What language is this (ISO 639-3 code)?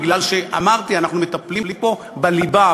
heb